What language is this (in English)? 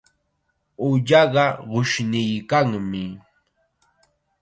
Chiquián Ancash Quechua